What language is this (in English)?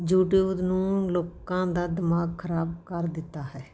Punjabi